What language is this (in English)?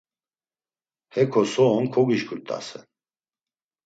Laz